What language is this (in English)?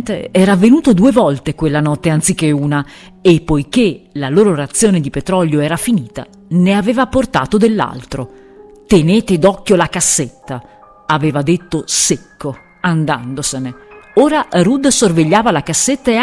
Italian